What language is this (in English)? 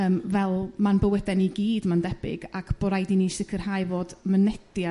Welsh